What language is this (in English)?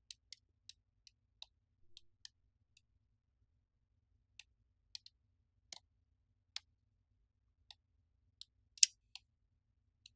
Vietnamese